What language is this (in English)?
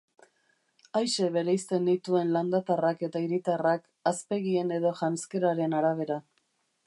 Basque